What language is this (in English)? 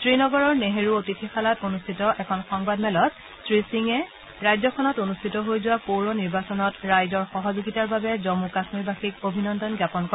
Assamese